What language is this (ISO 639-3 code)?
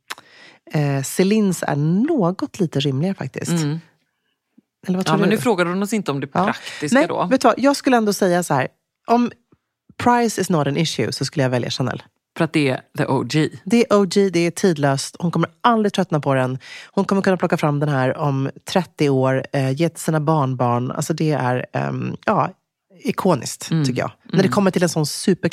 swe